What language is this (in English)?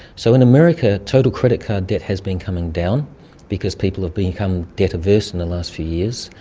English